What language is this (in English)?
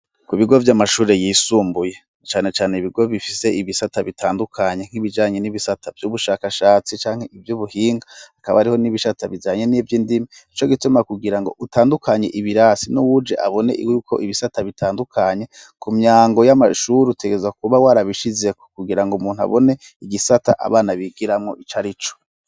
Rundi